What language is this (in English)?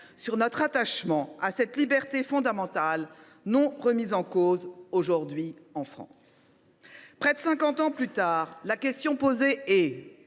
French